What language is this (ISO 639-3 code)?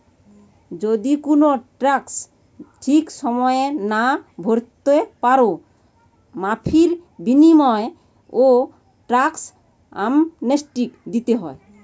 ben